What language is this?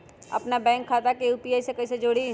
Magahi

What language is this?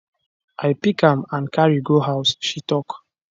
Nigerian Pidgin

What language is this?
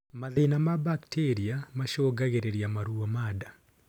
Kikuyu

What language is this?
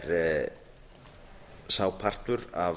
Icelandic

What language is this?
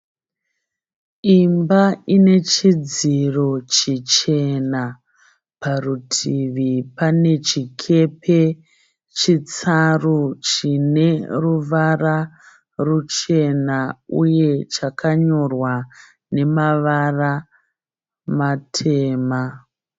Shona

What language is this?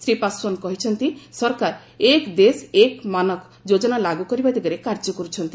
Odia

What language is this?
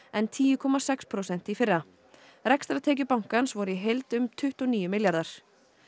Icelandic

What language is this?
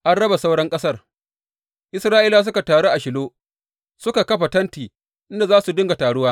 Hausa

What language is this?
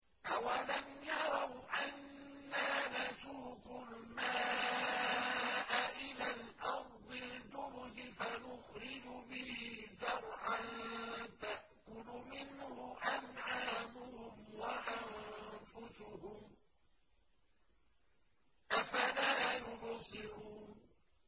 Arabic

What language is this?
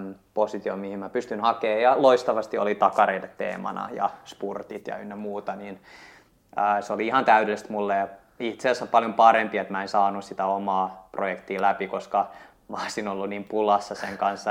Finnish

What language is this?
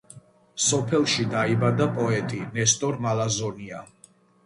Georgian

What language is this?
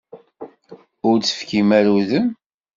Kabyle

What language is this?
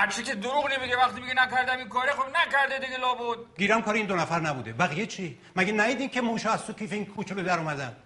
Persian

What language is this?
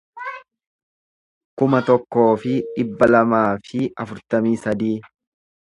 Oromo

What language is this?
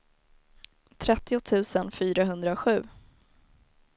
Swedish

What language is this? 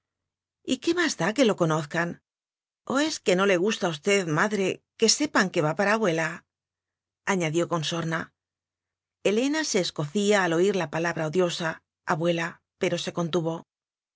Spanish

